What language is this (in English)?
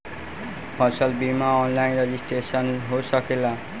Bhojpuri